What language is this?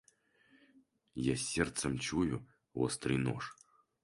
Russian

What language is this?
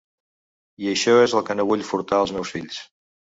Catalan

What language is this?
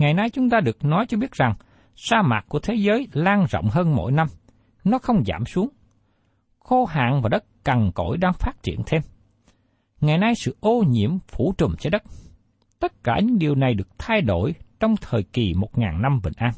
Vietnamese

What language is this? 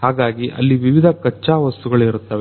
Kannada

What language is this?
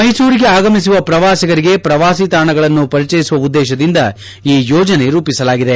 Kannada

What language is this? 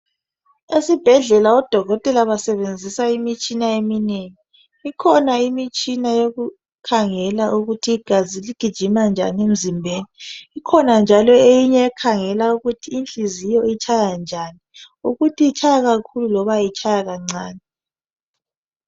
North Ndebele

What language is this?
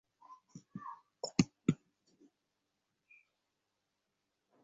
Bangla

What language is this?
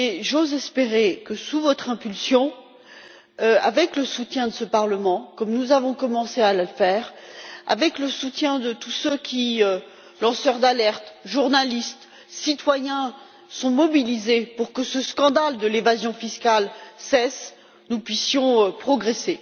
French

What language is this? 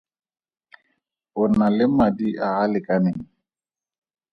Tswana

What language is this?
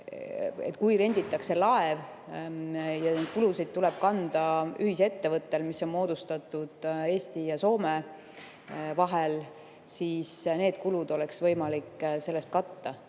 Estonian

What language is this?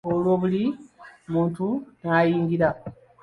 Ganda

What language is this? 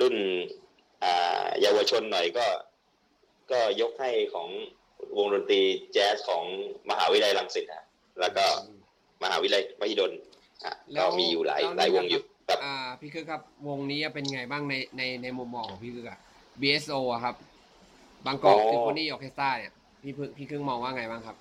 Thai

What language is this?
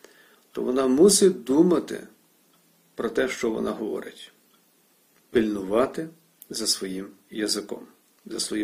Ukrainian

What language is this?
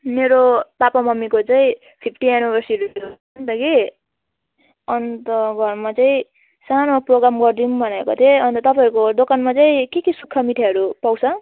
Nepali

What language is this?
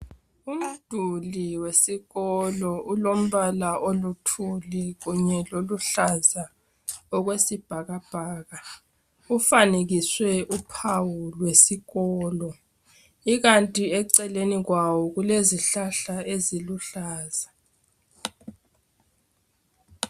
North Ndebele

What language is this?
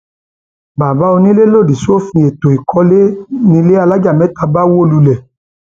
Yoruba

